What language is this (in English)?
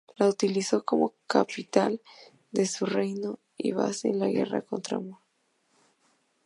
Spanish